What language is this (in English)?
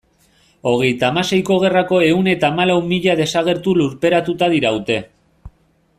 Basque